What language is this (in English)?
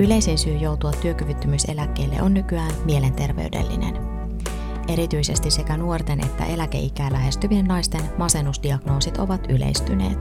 Finnish